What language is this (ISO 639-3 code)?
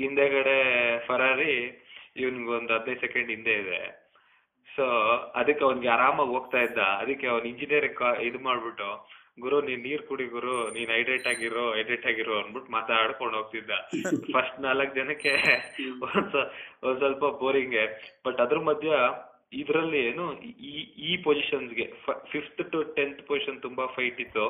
kan